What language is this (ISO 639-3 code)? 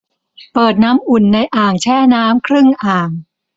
tha